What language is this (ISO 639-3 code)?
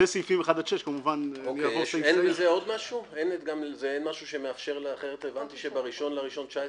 heb